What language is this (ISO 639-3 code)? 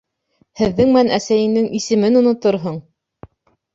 bak